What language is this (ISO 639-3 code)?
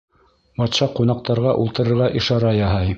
bak